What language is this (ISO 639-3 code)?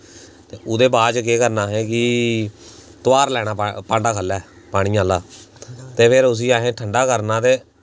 doi